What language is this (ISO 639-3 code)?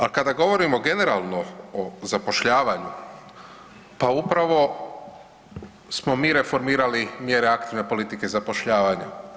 hrv